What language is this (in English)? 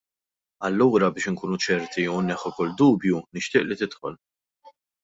Maltese